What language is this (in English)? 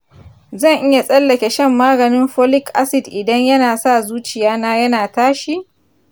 Hausa